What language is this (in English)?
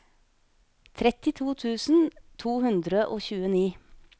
Norwegian